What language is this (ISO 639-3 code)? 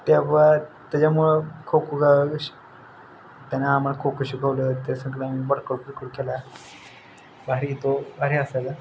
mar